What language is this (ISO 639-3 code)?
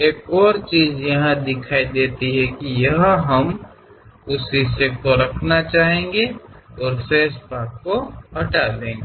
hin